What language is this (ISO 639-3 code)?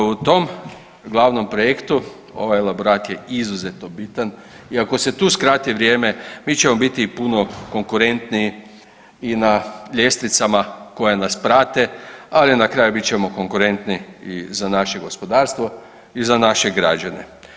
hrv